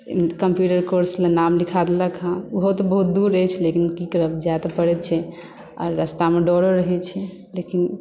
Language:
Maithili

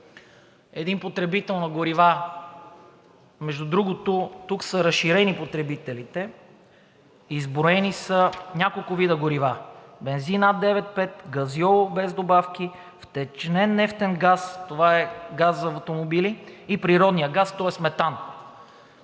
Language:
Bulgarian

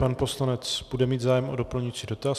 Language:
Czech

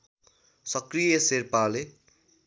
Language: Nepali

